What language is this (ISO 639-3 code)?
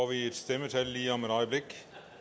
dan